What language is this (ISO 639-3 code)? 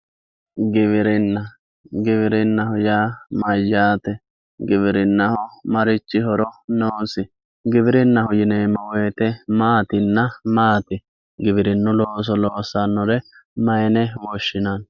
sid